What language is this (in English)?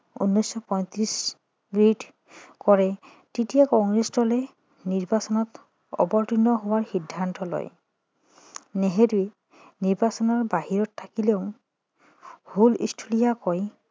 Assamese